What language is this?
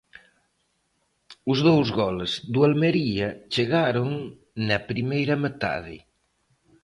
Galician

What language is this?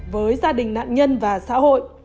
Vietnamese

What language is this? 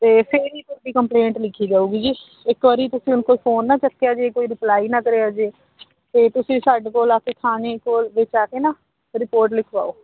Punjabi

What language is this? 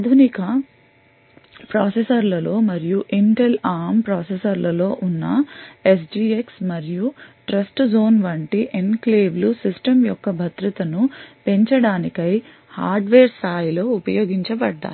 Telugu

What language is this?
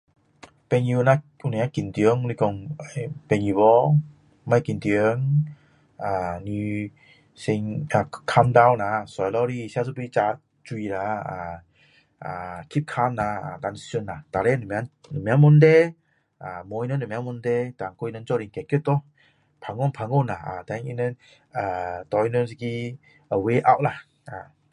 Min Dong Chinese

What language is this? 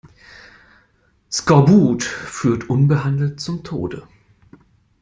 German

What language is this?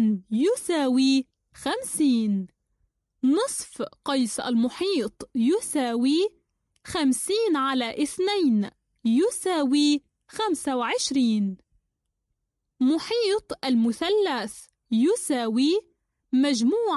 Arabic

